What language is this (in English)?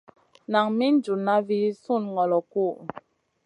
Masana